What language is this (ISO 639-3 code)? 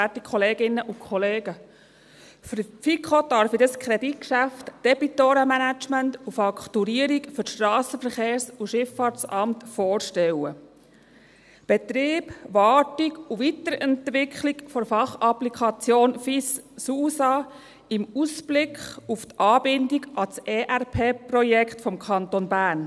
gsw